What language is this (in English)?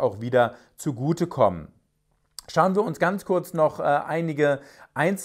German